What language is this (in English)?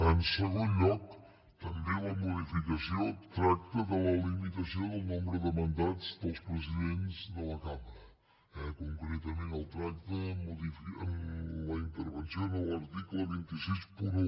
Catalan